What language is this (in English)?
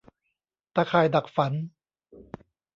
Thai